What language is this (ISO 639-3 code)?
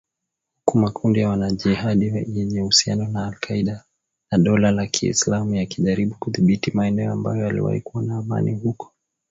swa